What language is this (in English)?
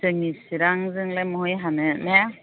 Bodo